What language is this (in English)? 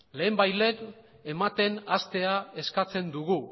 Basque